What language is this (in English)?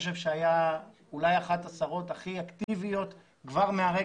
Hebrew